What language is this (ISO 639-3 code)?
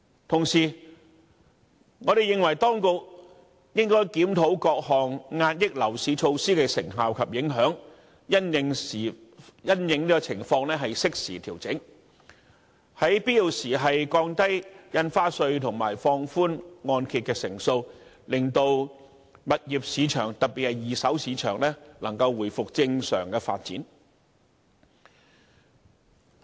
yue